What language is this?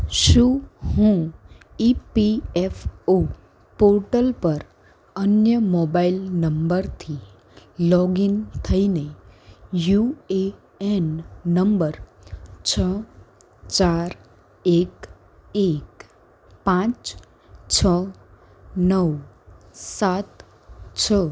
Gujarati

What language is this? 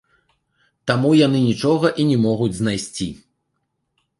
Belarusian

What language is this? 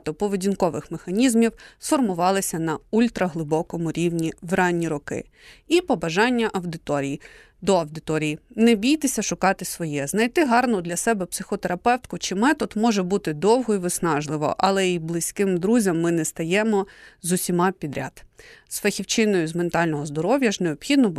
Ukrainian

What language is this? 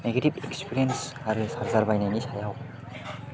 Bodo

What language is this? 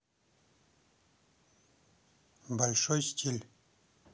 Russian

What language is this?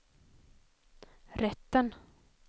Swedish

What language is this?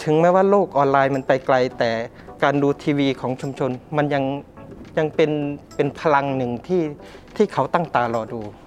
Thai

